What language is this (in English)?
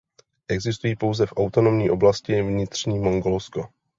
Czech